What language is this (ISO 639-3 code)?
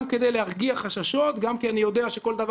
heb